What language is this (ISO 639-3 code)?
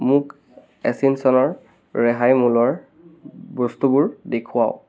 asm